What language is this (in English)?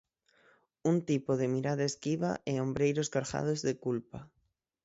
Galician